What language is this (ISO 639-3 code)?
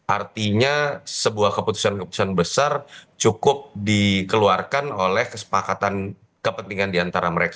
ind